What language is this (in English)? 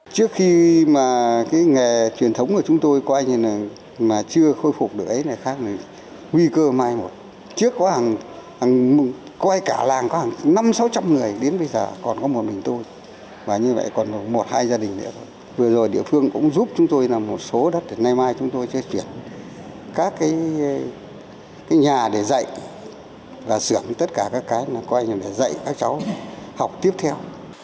Vietnamese